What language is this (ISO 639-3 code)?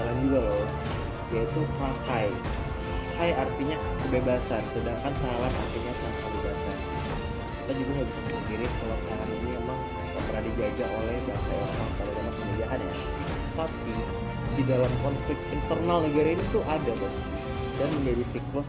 ind